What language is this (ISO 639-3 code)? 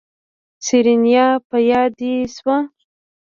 pus